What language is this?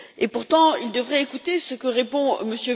French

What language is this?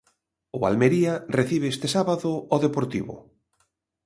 Galician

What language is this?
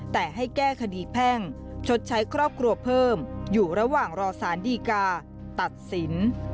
Thai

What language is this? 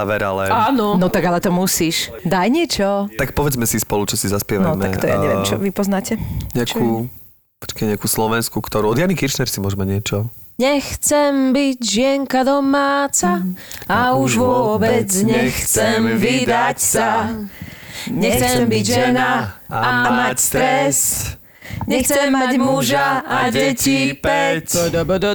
Slovak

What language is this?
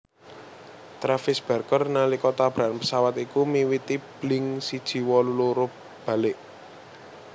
Javanese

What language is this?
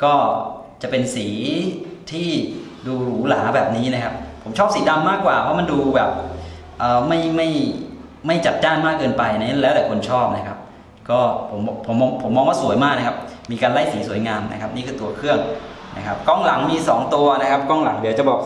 Thai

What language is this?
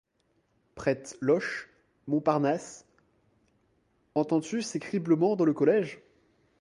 French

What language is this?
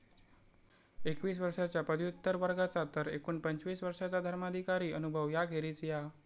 Marathi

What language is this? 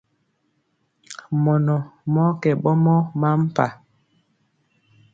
Mpiemo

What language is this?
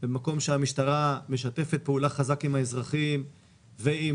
Hebrew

